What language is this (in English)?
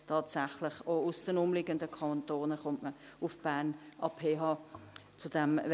Swiss German